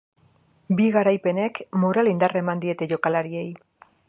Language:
Basque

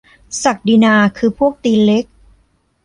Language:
Thai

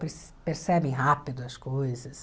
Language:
Portuguese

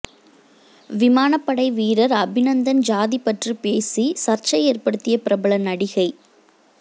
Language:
Tamil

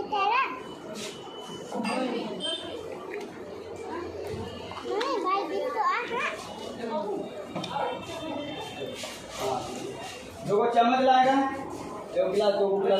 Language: Indonesian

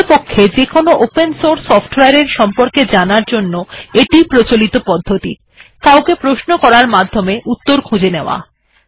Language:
Bangla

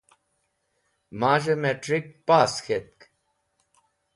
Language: Wakhi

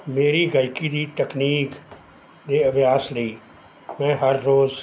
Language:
Punjabi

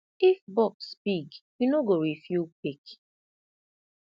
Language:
Nigerian Pidgin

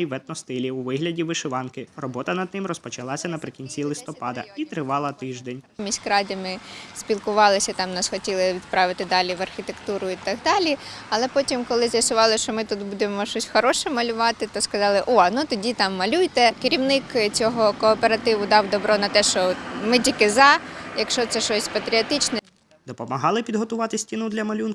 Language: Ukrainian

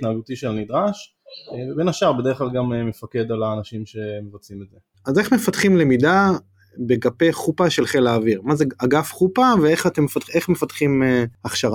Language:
Hebrew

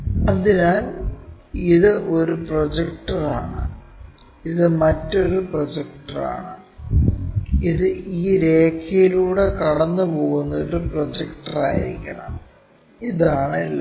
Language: Malayalam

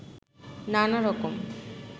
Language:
Bangla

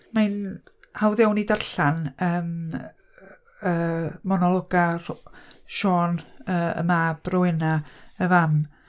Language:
Welsh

